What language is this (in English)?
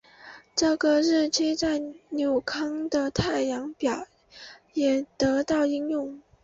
Chinese